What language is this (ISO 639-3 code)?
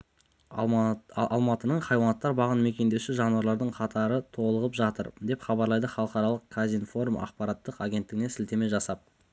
kaz